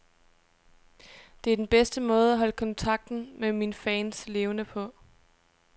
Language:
Danish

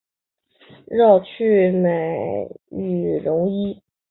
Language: Chinese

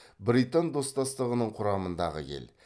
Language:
Kazakh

